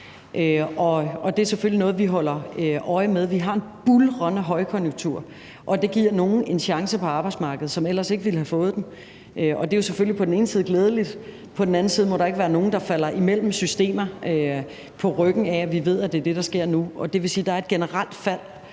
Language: Danish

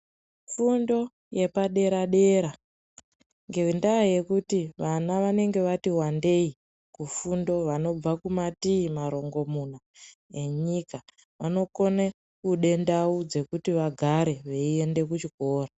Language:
Ndau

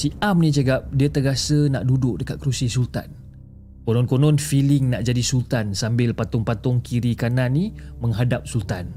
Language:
Malay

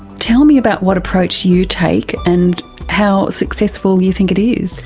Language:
English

